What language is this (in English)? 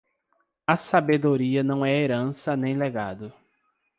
Portuguese